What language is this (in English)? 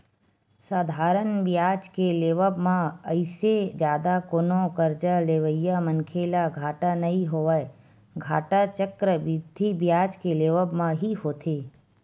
Chhattisgarhi